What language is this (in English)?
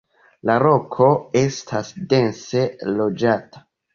Esperanto